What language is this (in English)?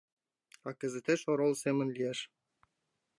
Mari